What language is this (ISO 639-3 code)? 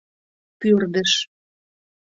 chm